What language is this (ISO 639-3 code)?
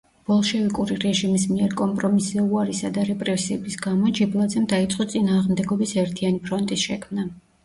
kat